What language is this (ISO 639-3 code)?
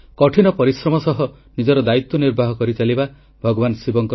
ori